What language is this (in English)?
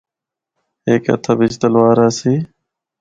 Northern Hindko